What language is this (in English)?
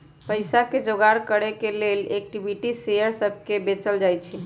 Magahi